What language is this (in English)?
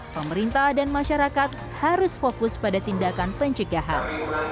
Indonesian